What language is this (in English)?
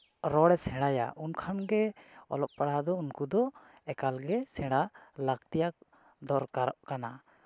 Santali